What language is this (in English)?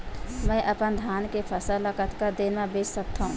Chhattisgarhi